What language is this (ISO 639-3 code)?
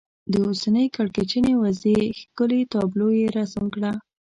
pus